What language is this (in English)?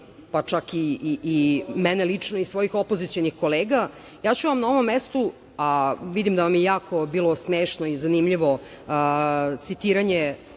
Serbian